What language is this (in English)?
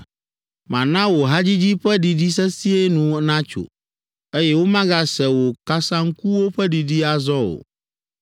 Ewe